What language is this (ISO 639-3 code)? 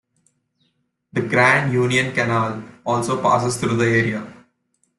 eng